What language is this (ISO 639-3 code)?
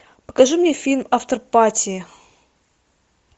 rus